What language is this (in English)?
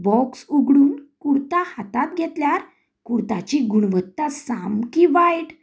Konkani